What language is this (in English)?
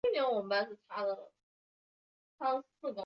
Chinese